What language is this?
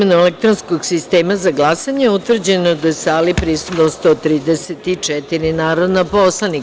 Serbian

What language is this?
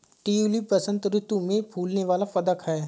Hindi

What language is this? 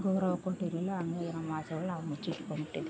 Kannada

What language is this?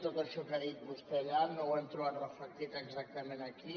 Catalan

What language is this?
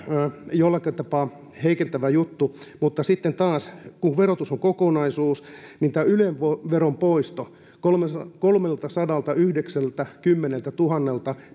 Finnish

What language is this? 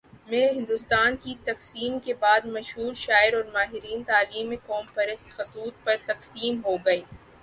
Urdu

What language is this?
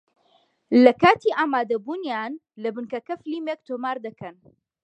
Central Kurdish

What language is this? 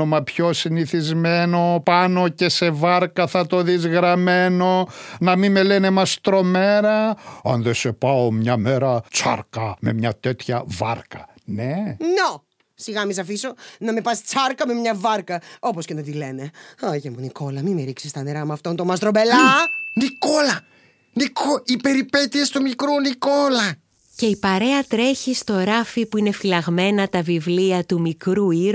Greek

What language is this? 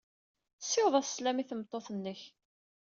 Kabyle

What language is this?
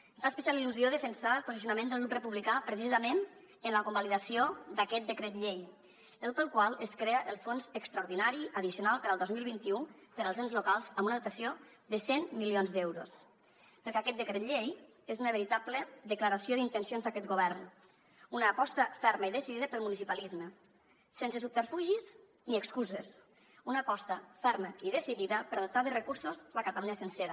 Catalan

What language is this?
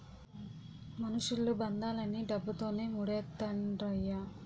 Telugu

